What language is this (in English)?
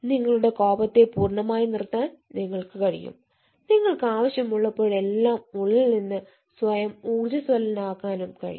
Malayalam